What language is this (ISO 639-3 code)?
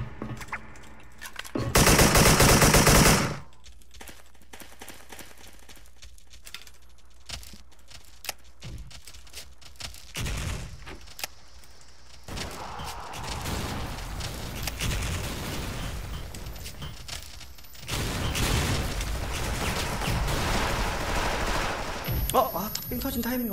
kor